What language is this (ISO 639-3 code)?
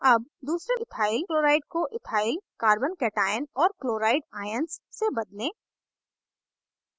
hin